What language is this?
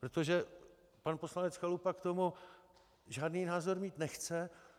Czech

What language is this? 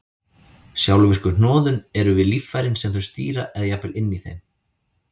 Icelandic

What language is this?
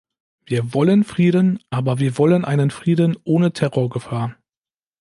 German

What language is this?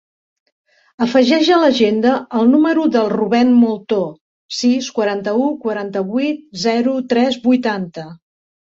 Catalan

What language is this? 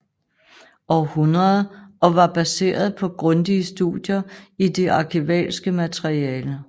Danish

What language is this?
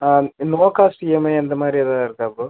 Tamil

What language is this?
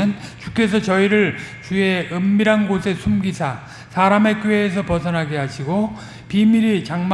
Korean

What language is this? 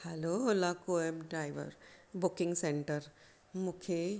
Sindhi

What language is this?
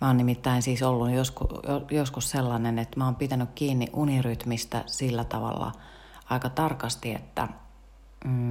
Finnish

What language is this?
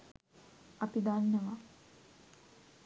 Sinhala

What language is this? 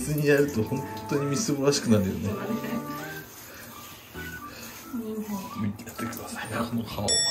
Japanese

